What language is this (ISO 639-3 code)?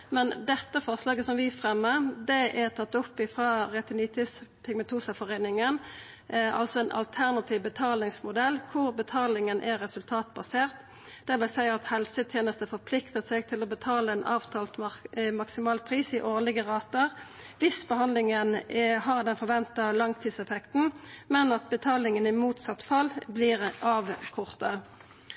nno